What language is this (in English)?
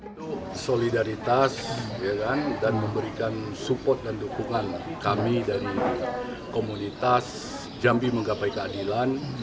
Indonesian